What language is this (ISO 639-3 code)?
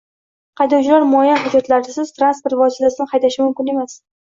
uzb